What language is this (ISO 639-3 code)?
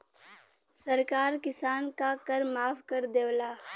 bho